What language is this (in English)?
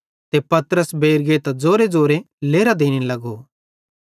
Bhadrawahi